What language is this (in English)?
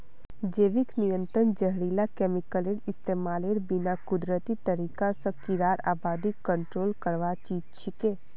Magahi